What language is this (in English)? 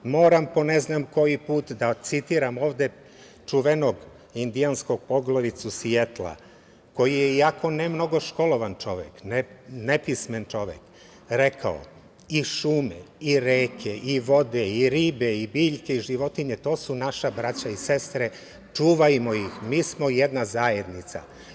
Serbian